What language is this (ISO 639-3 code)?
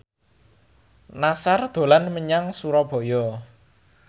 jav